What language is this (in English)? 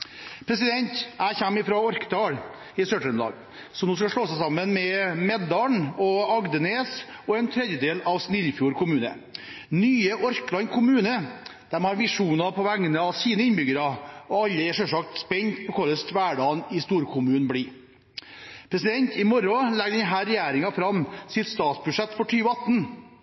Norwegian Bokmål